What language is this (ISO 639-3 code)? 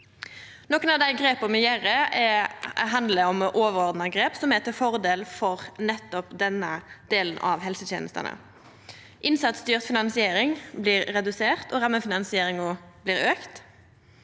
nor